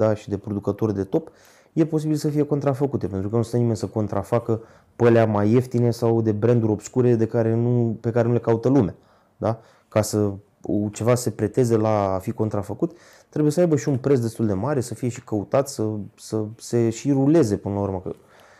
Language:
Romanian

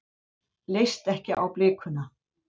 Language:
Icelandic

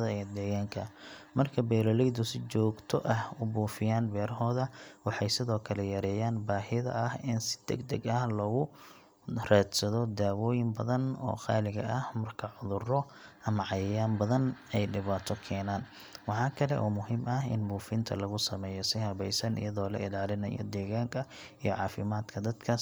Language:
Somali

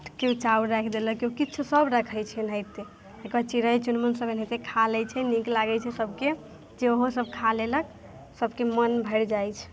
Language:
Maithili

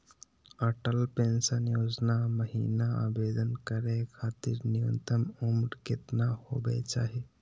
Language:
Magahi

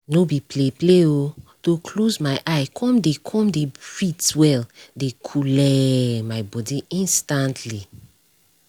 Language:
Nigerian Pidgin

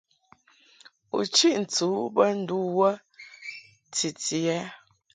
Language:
Mungaka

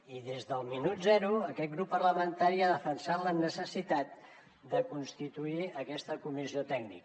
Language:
Catalan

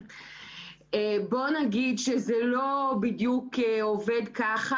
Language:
Hebrew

